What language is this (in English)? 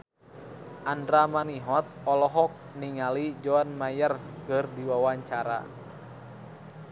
Sundanese